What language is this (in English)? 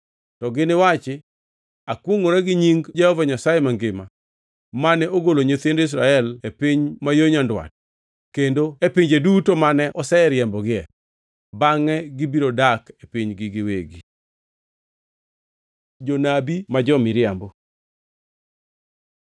Luo (Kenya and Tanzania)